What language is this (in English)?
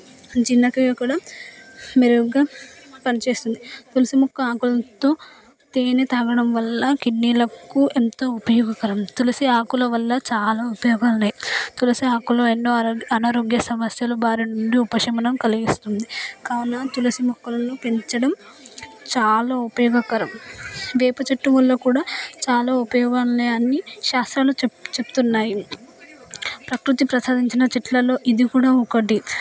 Telugu